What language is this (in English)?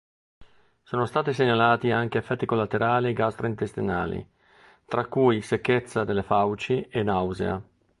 Italian